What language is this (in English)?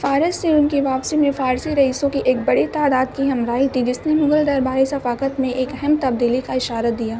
Urdu